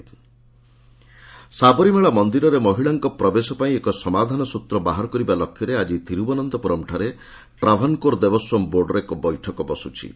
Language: Odia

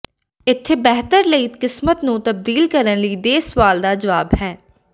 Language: Punjabi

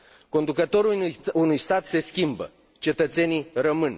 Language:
Romanian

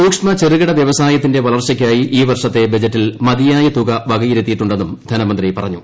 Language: Malayalam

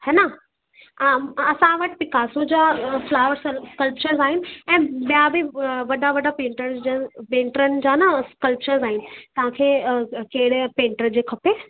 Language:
Sindhi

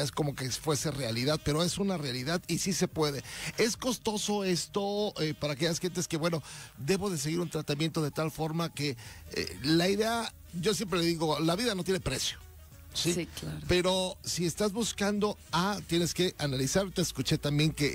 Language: Spanish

